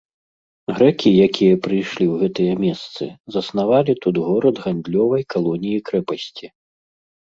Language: Belarusian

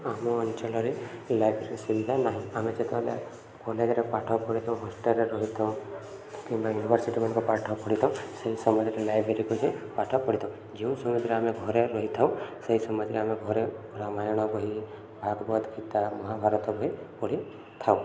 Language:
Odia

